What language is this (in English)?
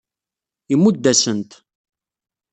Kabyle